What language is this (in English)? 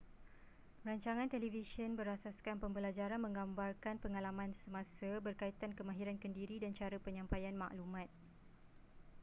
Malay